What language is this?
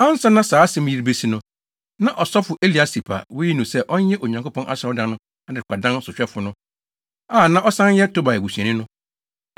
Akan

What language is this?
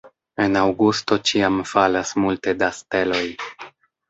Esperanto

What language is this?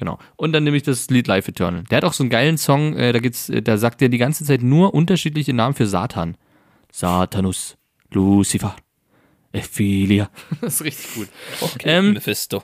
German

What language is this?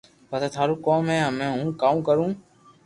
Loarki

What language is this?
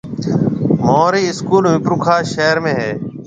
Marwari (Pakistan)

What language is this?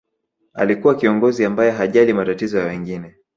Swahili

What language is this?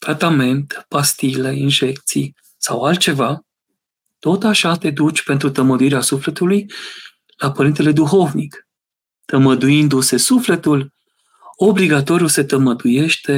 Romanian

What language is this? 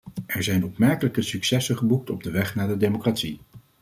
Dutch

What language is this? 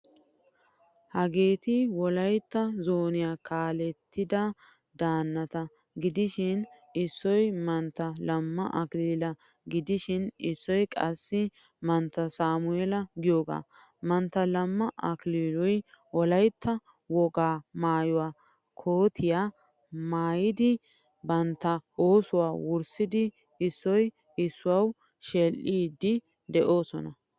Wolaytta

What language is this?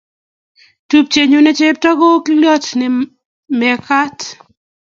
Kalenjin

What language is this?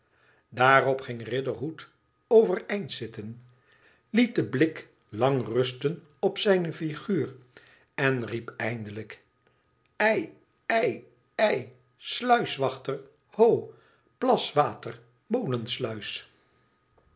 Dutch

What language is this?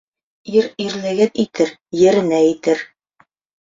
Bashkir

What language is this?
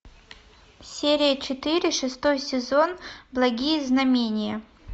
Russian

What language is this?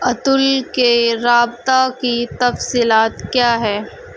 Urdu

